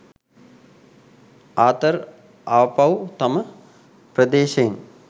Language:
Sinhala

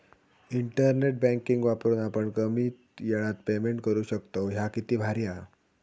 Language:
Marathi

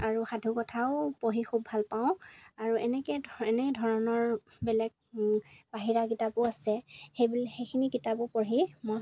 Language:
Assamese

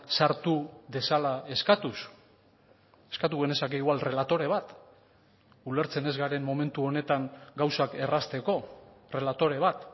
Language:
Basque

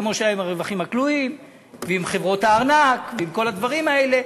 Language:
Hebrew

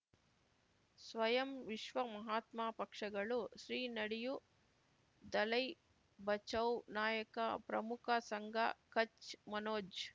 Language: Kannada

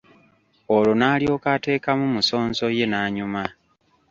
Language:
Ganda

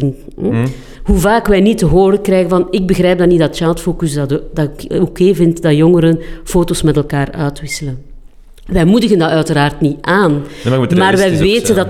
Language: Dutch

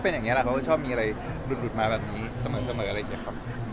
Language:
Thai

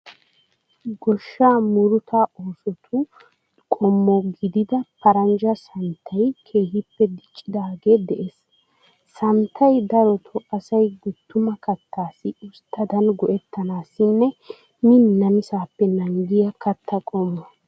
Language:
Wolaytta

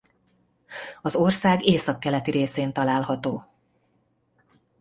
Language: Hungarian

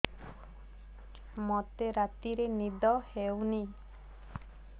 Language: Odia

